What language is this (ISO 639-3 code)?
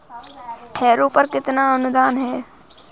hin